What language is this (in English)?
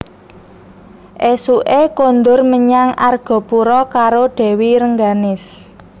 Javanese